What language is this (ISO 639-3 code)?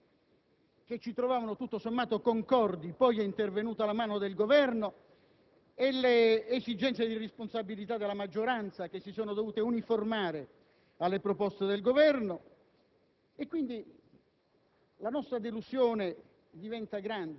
ita